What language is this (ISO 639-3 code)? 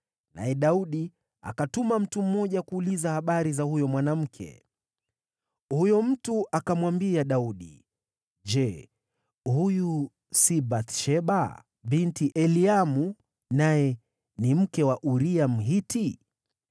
swa